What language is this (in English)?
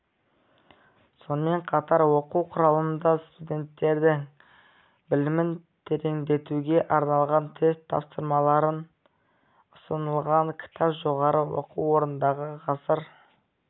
Kazakh